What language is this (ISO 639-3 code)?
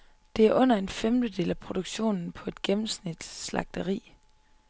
dan